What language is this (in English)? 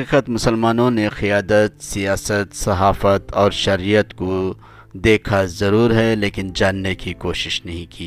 Urdu